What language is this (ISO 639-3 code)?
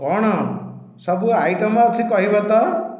ori